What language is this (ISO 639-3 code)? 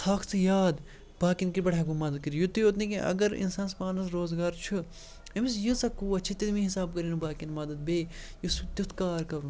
kas